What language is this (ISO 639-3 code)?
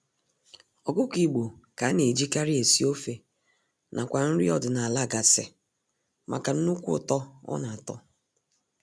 ibo